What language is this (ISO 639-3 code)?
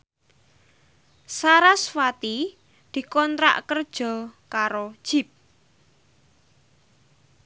jav